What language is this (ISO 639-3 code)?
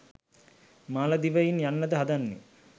sin